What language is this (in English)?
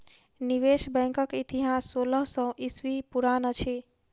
Maithili